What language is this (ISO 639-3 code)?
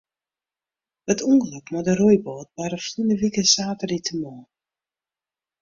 fry